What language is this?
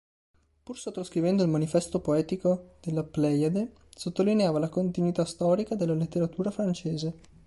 Italian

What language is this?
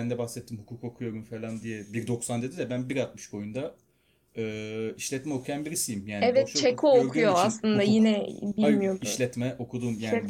Turkish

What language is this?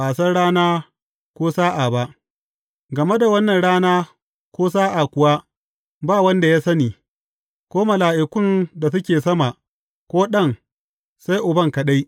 Hausa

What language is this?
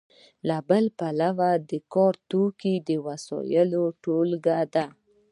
Pashto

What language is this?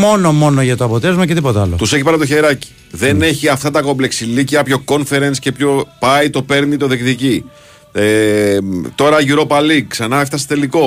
Greek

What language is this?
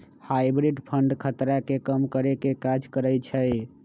Magahi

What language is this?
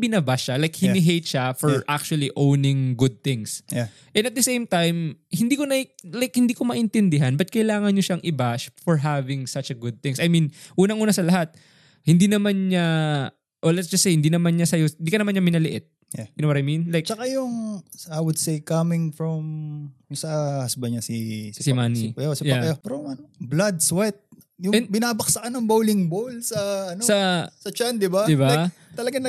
Filipino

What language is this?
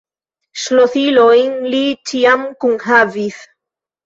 Esperanto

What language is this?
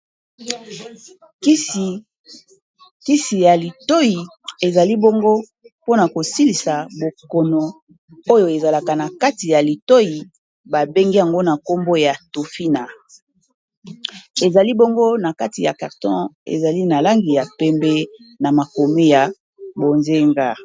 Lingala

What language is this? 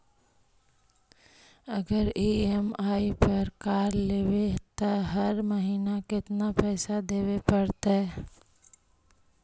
Magahi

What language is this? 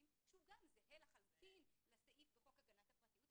Hebrew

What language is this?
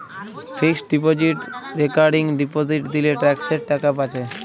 Bangla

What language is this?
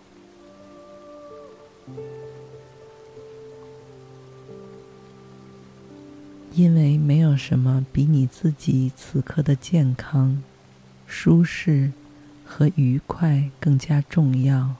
Chinese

